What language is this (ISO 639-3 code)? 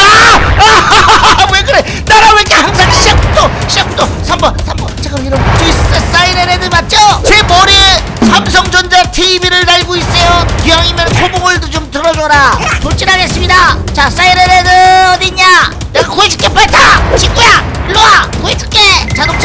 kor